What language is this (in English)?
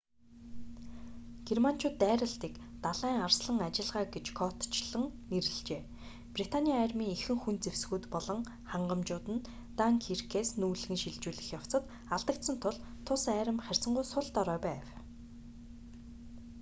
Mongolian